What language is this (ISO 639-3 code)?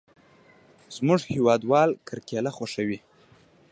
pus